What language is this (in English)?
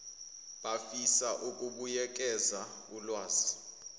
Zulu